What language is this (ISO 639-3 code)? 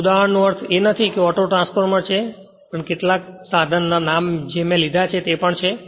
guj